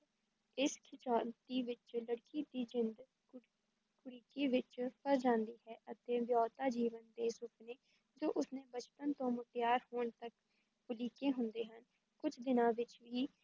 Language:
Punjabi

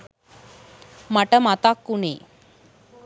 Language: Sinhala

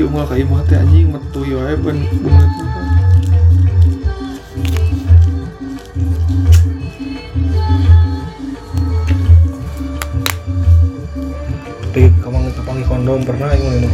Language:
Indonesian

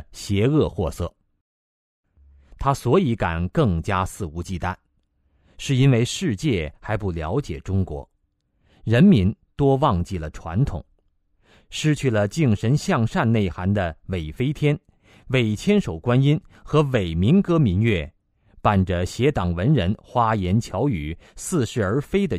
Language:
Chinese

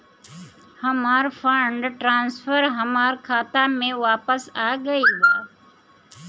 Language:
Bhojpuri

